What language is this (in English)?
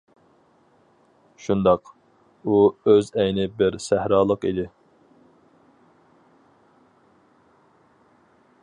Uyghur